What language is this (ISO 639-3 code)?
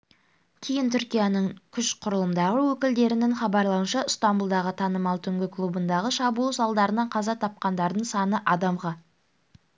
kaz